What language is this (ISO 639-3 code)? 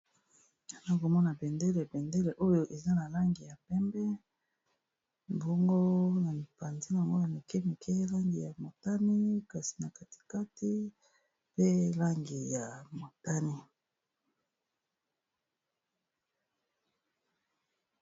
lin